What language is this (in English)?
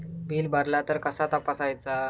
Marathi